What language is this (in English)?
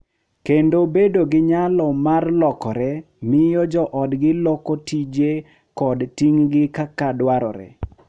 Luo (Kenya and Tanzania)